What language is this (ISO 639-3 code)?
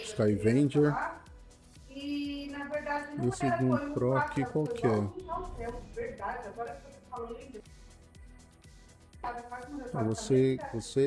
por